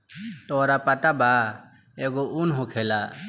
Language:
Bhojpuri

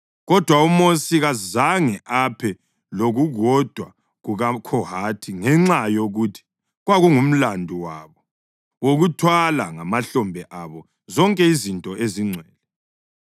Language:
North Ndebele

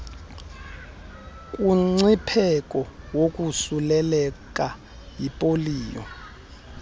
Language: Xhosa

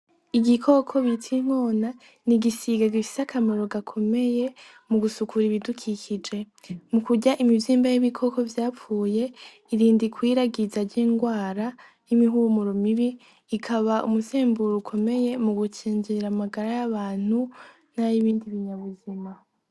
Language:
Rundi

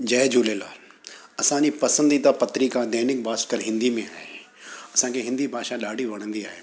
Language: Sindhi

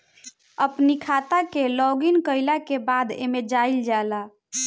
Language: Bhojpuri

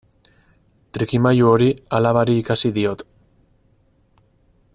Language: Basque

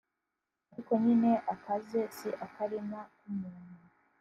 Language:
Kinyarwanda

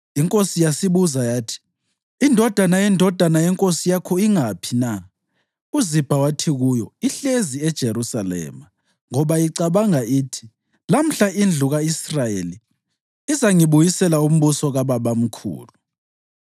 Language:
North Ndebele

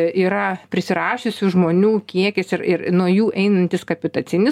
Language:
Lithuanian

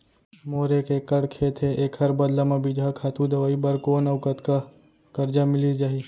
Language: Chhattisgarhi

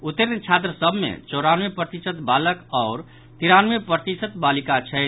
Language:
Maithili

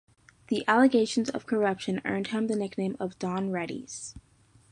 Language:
English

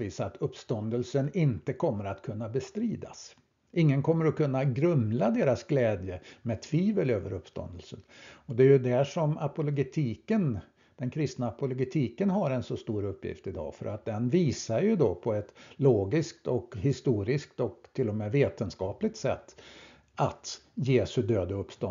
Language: Swedish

